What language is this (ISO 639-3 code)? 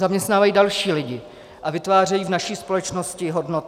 ces